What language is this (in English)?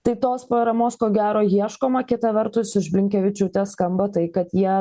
Lithuanian